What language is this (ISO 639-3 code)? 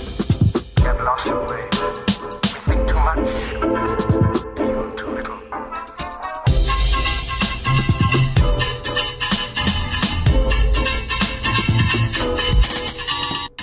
rus